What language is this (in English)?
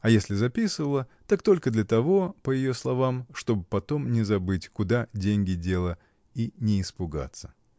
Russian